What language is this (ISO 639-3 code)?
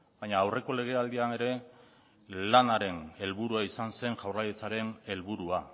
eus